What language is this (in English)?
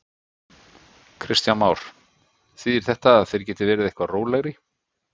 Icelandic